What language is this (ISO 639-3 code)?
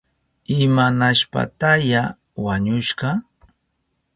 qup